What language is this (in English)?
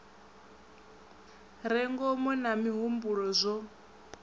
Venda